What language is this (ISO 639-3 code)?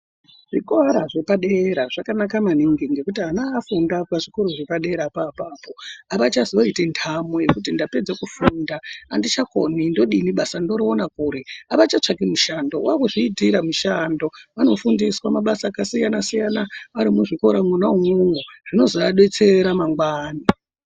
ndc